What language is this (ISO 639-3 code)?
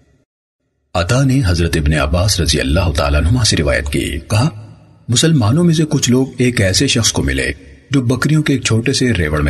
urd